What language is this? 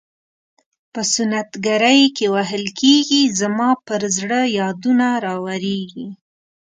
Pashto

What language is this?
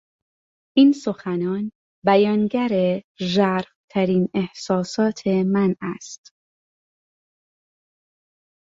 Persian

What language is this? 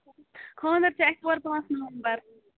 Kashmiri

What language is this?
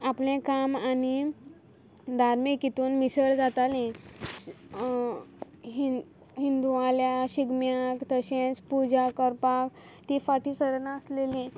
Konkani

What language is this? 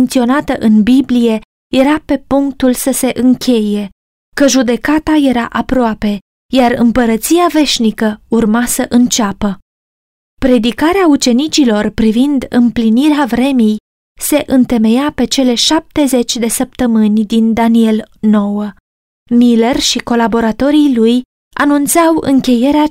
Romanian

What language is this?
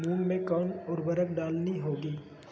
Magahi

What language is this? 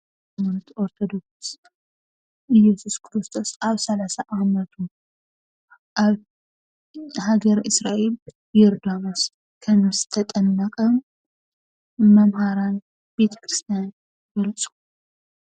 Tigrinya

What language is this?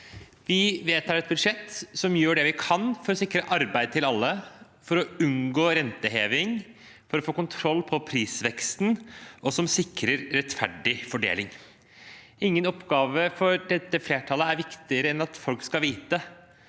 Norwegian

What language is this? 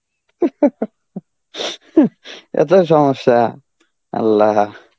Bangla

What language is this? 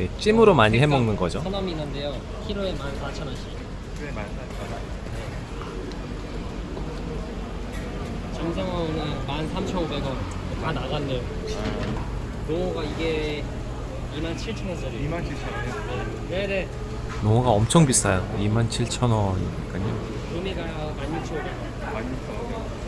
Korean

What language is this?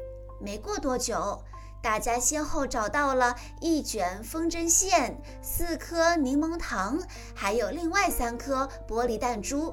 Chinese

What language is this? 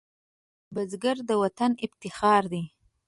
Pashto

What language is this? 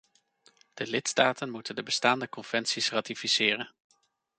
Dutch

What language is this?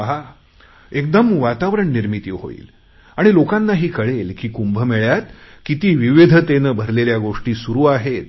Marathi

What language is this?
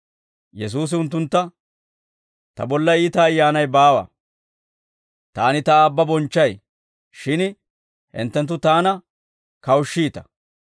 Dawro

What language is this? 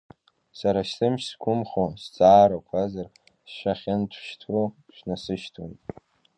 Abkhazian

